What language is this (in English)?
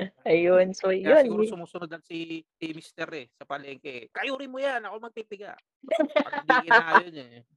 Filipino